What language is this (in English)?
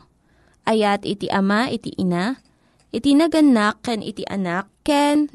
Filipino